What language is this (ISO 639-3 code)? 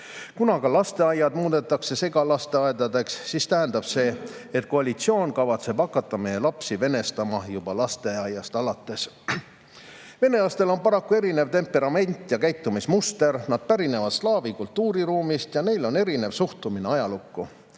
est